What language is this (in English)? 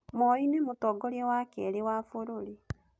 Kikuyu